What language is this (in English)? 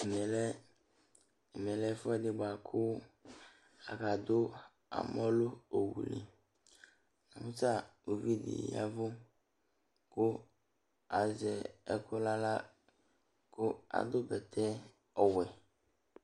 Ikposo